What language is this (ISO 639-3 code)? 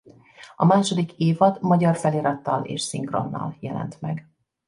hun